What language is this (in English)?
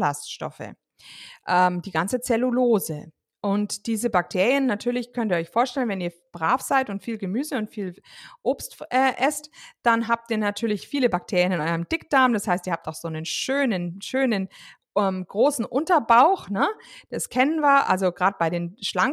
German